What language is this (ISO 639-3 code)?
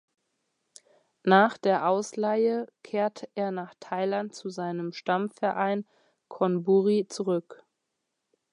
deu